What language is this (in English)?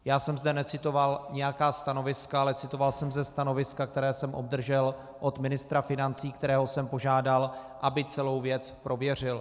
Czech